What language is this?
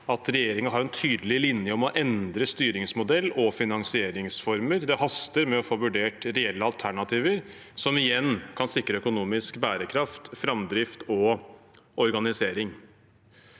Norwegian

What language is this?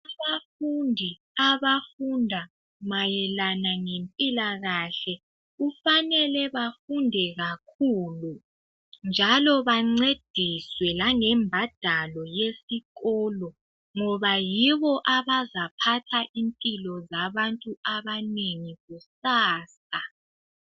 North Ndebele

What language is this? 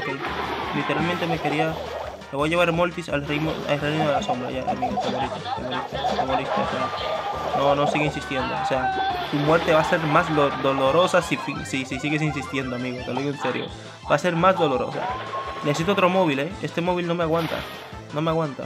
Spanish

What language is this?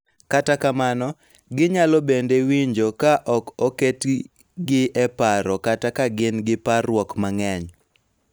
Luo (Kenya and Tanzania)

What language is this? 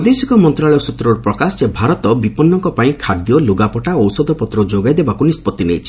Odia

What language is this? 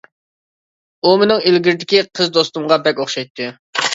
Uyghur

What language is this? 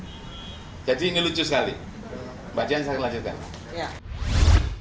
Indonesian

